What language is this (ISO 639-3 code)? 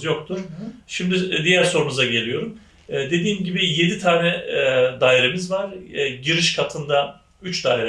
tur